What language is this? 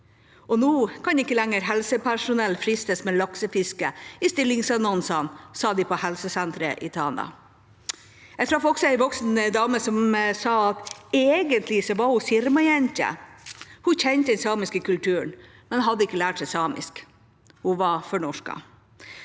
Norwegian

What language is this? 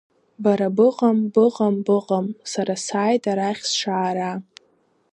Abkhazian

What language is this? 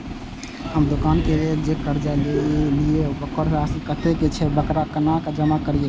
Maithili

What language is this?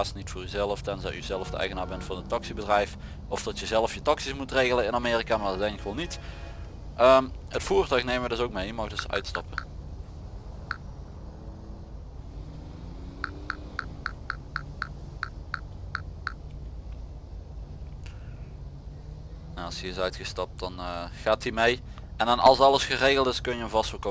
Dutch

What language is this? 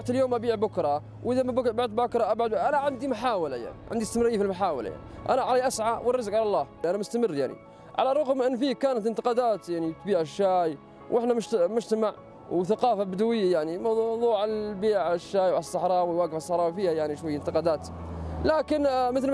Arabic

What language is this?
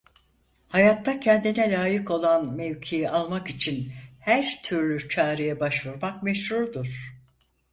Turkish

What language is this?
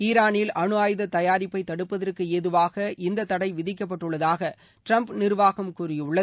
Tamil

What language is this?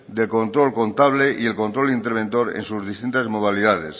Spanish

